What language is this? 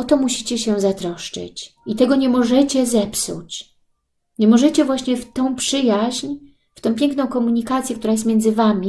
Polish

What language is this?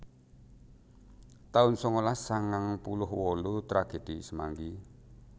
Javanese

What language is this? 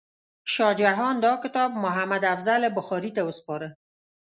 Pashto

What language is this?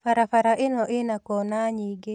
Kikuyu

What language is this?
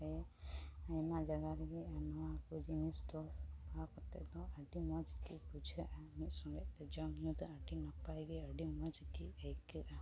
Santali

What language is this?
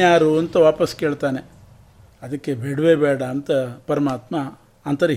Kannada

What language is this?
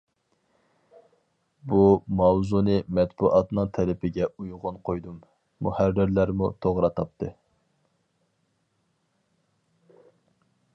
Uyghur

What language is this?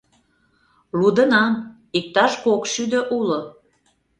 Mari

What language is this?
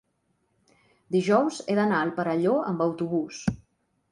Catalan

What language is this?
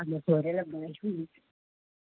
Nepali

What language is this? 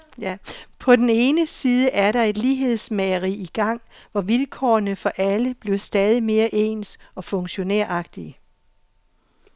Danish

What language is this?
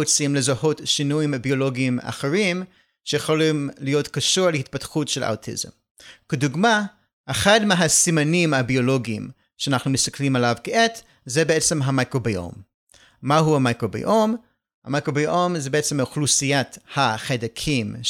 Hebrew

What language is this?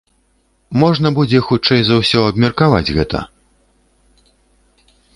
Belarusian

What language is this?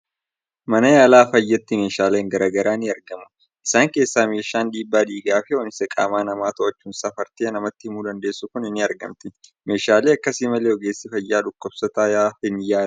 Oromo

